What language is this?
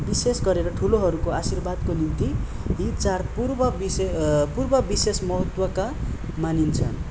Nepali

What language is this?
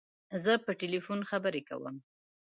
Pashto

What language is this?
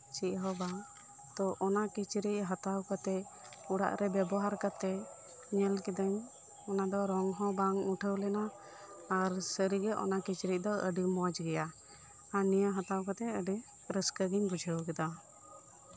Santali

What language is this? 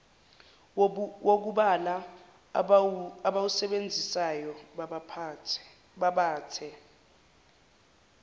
Zulu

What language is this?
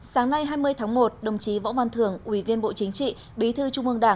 Vietnamese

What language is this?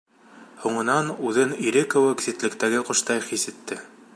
Bashkir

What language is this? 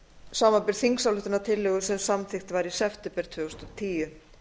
Icelandic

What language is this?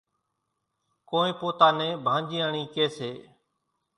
Kachi Koli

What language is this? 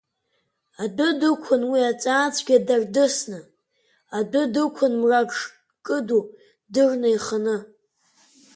Abkhazian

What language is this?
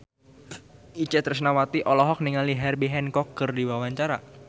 Sundanese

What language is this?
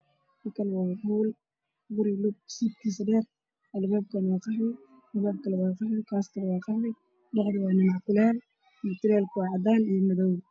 Somali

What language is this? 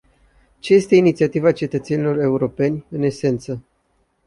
Romanian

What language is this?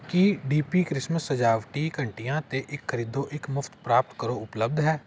Punjabi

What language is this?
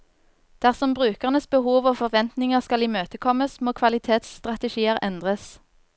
Norwegian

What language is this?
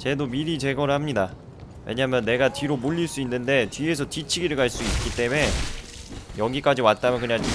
Korean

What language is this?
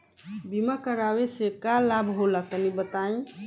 Bhojpuri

